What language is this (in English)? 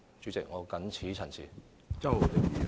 Cantonese